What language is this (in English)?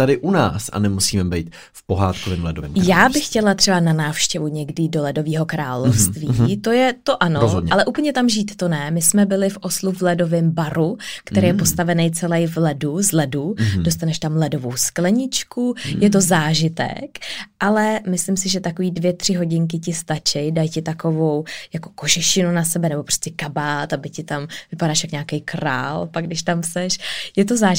Czech